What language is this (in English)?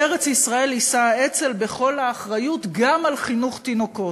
Hebrew